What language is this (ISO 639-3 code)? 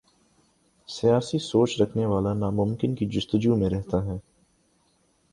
urd